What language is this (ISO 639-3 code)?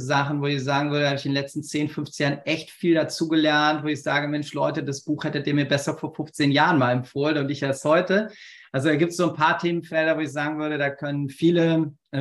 deu